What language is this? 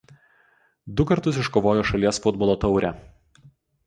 Lithuanian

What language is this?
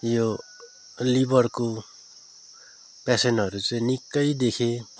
Nepali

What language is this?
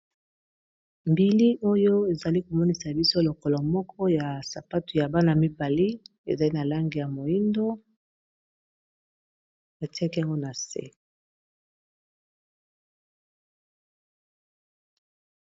Lingala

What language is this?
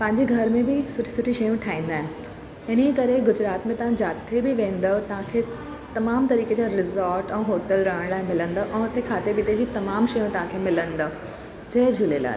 Sindhi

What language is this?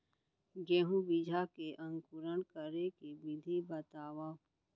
Chhattisgarhi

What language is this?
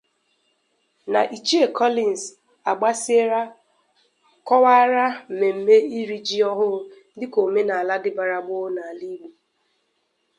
Igbo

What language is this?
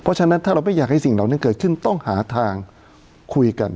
Thai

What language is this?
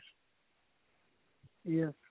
Punjabi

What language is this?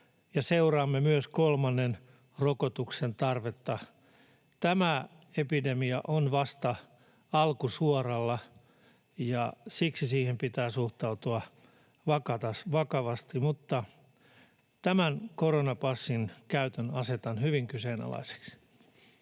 Finnish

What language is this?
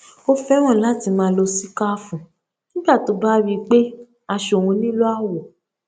Yoruba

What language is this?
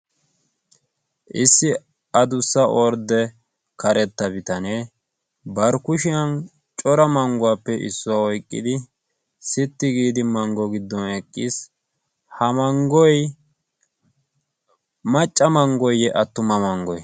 Wolaytta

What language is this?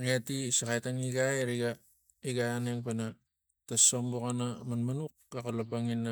Tigak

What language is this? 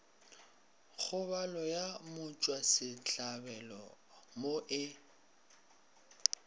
Northern Sotho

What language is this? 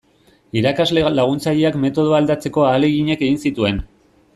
Basque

